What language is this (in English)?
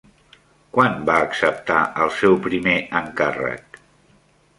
Catalan